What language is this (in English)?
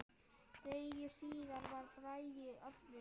Icelandic